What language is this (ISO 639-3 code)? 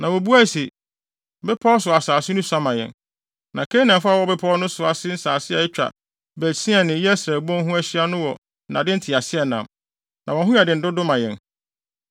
aka